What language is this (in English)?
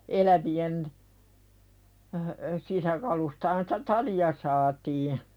Finnish